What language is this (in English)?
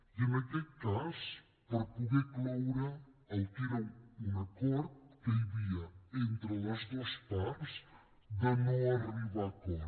Catalan